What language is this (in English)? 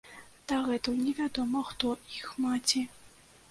Belarusian